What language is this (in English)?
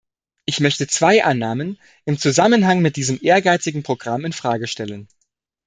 German